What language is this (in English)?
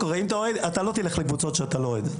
Hebrew